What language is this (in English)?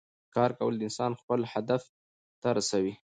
Pashto